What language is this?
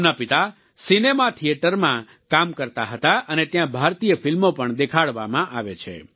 Gujarati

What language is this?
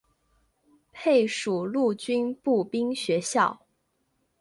Chinese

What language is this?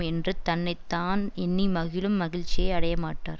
Tamil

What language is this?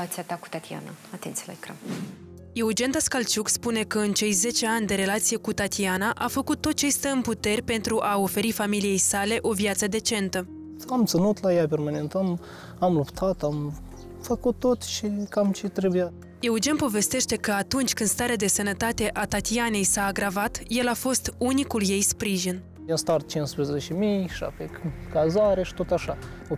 Romanian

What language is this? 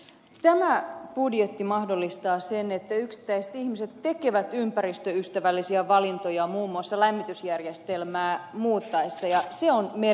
Finnish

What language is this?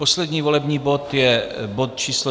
Czech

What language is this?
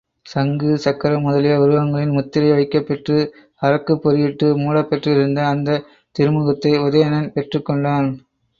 Tamil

